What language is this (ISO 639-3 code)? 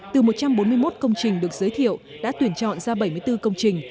vie